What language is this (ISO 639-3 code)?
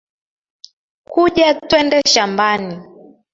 swa